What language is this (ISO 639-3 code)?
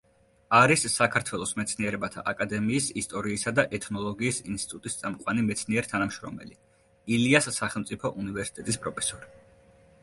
kat